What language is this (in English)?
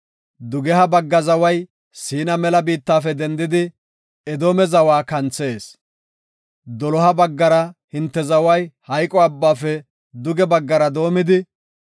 Gofa